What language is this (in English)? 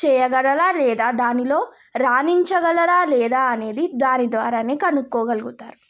Telugu